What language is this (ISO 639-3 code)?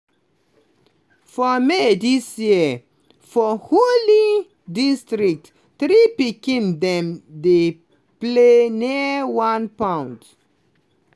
pcm